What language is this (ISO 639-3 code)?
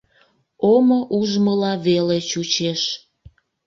chm